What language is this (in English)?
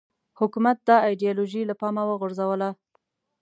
Pashto